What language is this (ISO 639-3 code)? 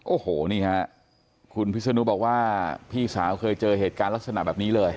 tha